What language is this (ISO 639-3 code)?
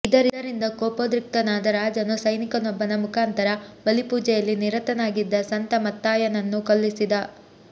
kan